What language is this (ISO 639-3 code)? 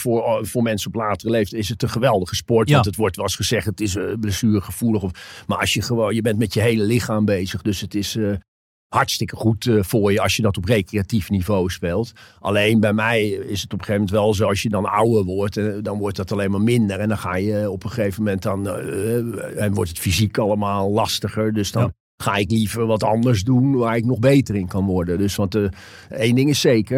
nld